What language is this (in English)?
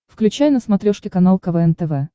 Russian